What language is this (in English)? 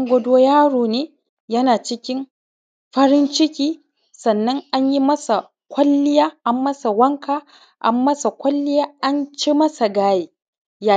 Hausa